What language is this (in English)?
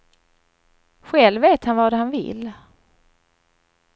Swedish